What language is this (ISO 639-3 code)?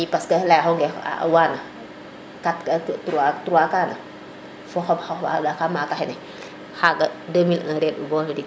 srr